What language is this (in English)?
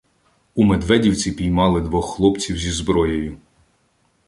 Ukrainian